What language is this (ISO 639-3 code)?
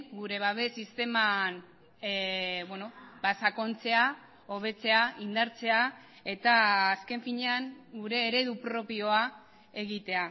eus